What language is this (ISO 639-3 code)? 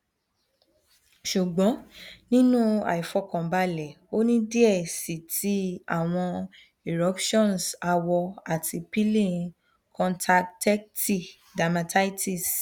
yor